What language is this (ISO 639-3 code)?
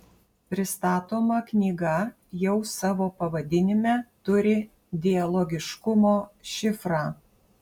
lit